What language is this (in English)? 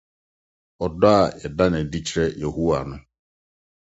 Akan